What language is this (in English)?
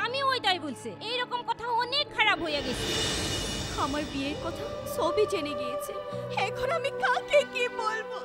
Hindi